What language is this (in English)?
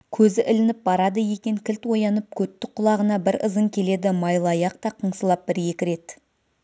Kazakh